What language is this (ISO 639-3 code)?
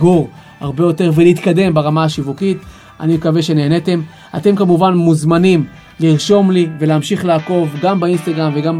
heb